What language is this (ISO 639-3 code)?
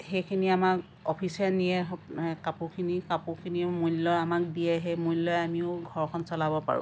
asm